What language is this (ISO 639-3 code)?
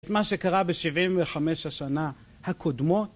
heb